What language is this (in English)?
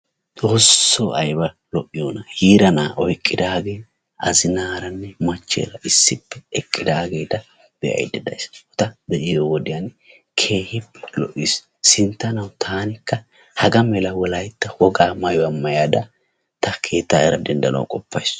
Wolaytta